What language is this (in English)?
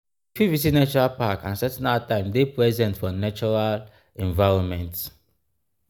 Nigerian Pidgin